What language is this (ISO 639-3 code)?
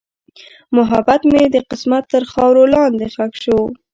pus